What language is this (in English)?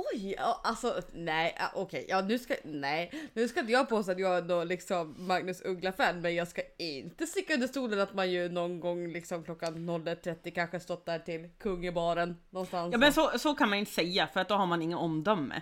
Swedish